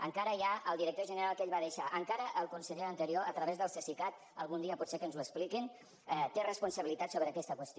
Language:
Catalan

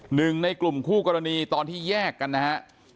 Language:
Thai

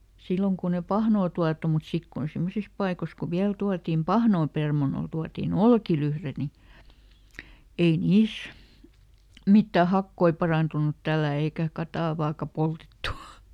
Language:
Finnish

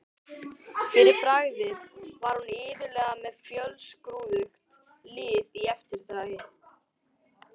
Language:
Icelandic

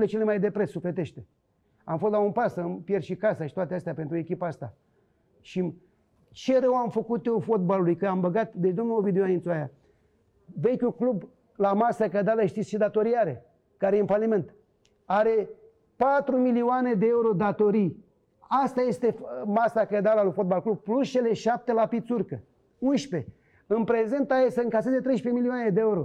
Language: Romanian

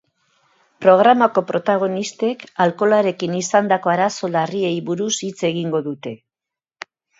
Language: Basque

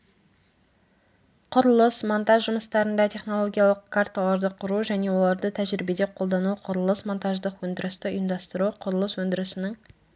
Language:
Kazakh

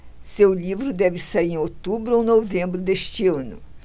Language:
Portuguese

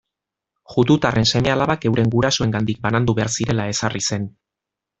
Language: Basque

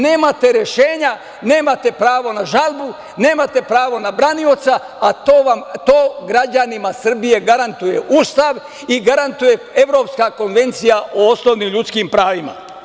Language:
Serbian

